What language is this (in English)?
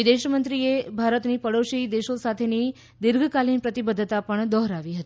Gujarati